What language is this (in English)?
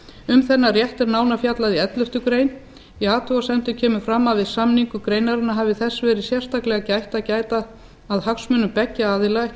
Icelandic